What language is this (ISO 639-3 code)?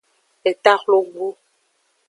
ajg